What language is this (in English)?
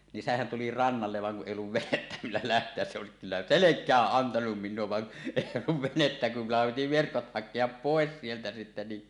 Finnish